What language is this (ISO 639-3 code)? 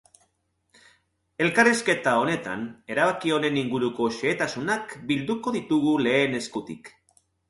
eus